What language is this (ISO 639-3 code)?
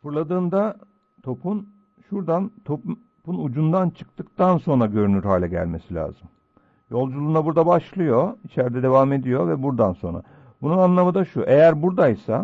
tur